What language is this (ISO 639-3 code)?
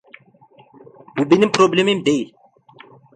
tur